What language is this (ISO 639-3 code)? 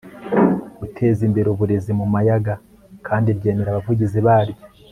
kin